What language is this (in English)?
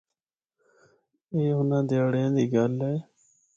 Northern Hindko